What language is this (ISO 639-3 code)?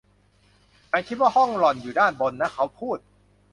tha